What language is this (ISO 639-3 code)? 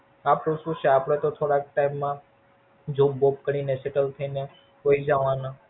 guj